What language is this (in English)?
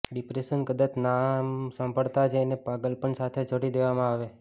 Gujarati